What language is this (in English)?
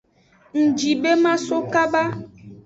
Aja (Benin)